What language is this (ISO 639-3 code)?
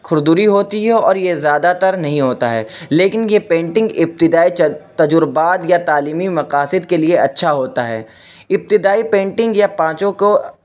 urd